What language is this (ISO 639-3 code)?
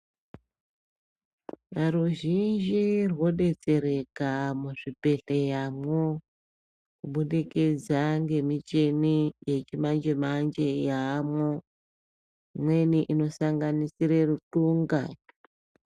ndc